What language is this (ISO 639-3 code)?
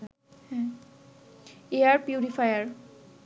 ben